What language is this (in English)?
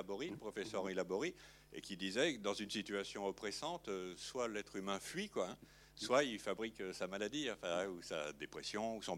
French